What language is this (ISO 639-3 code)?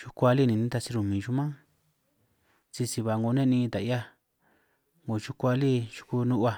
trq